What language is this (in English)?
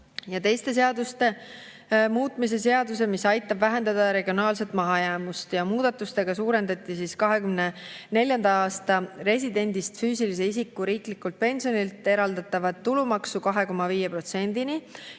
Estonian